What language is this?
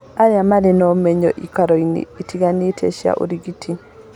Kikuyu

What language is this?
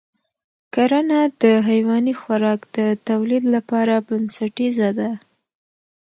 Pashto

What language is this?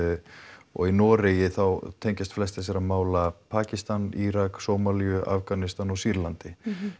Icelandic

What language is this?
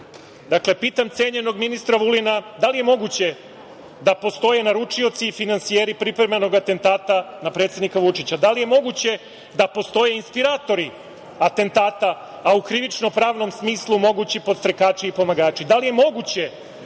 Serbian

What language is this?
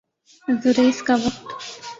Urdu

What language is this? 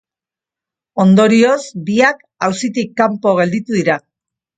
Basque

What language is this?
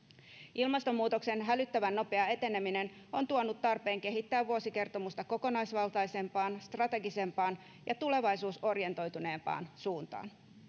Finnish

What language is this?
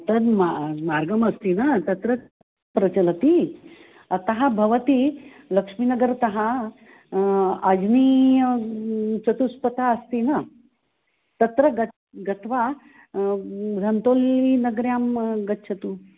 Sanskrit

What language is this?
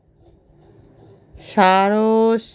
Bangla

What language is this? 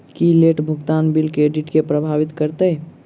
Maithili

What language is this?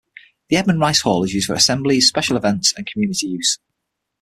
English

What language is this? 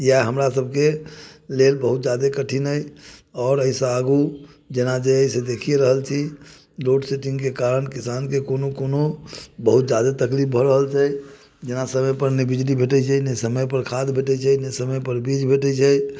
Maithili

